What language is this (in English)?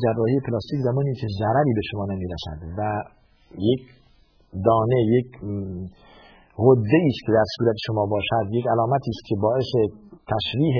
Persian